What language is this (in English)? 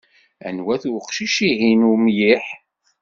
Kabyle